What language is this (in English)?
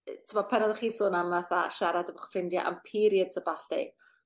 Welsh